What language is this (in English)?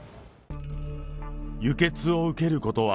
Japanese